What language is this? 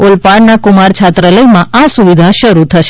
Gujarati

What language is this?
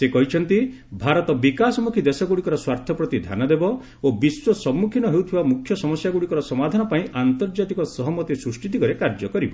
Odia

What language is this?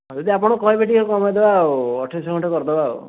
Odia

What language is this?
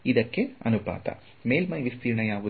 Kannada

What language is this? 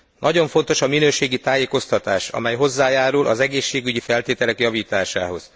Hungarian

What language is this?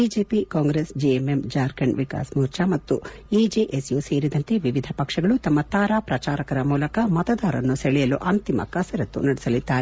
Kannada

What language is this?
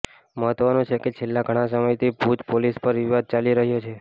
Gujarati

